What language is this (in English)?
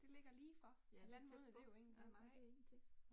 Danish